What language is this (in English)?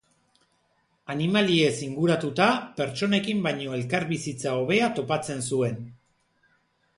Basque